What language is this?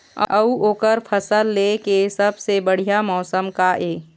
Chhattisgarhi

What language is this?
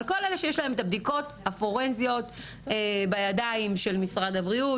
Hebrew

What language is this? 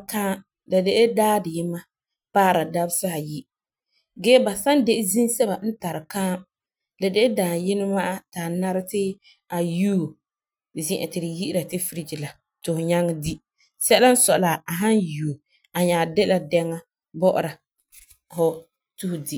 Frafra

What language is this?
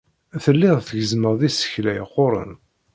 Kabyle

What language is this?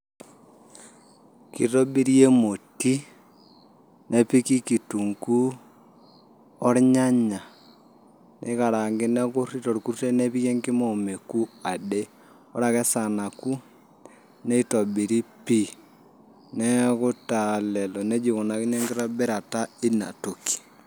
Masai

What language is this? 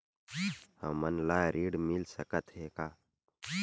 Chhattisgarhi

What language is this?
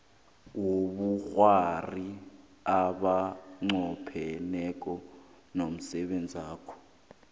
South Ndebele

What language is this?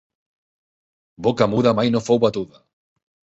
Catalan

